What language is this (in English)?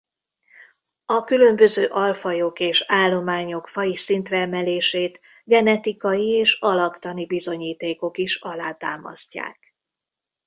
Hungarian